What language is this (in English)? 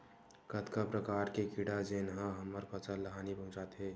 Chhattisgarhi